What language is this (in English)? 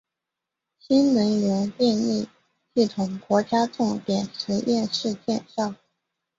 Chinese